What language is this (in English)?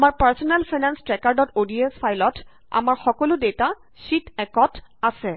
Assamese